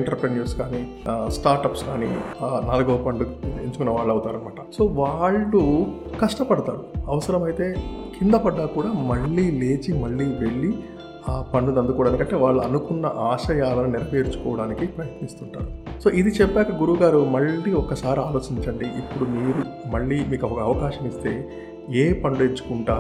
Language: Telugu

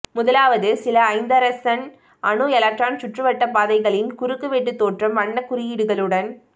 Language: Tamil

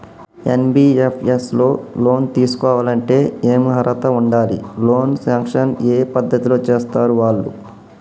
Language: Telugu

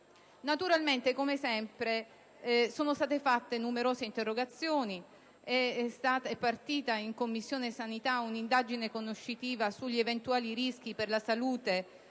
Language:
Italian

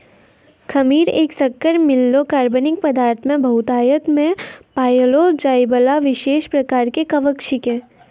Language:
Maithili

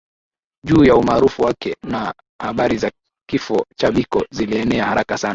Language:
Swahili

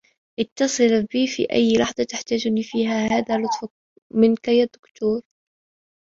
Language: Arabic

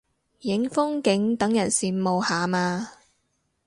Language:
Cantonese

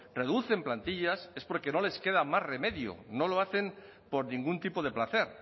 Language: Spanish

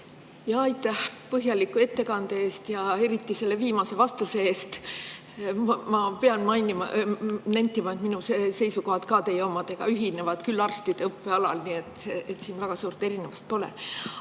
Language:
Estonian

